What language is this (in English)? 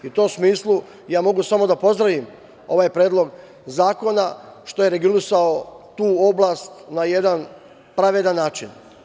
Serbian